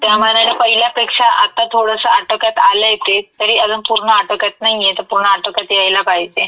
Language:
Marathi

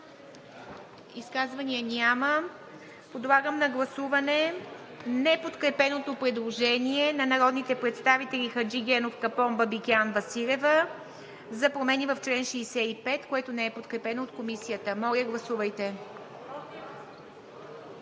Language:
Bulgarian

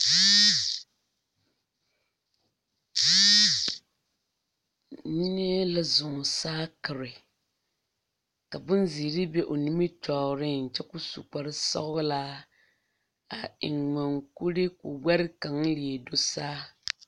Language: Southern Dagaare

